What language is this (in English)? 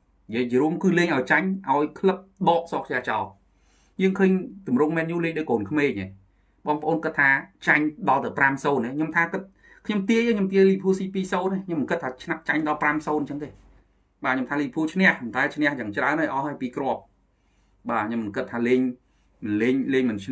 Vietnamese